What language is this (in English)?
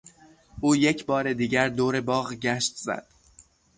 Persian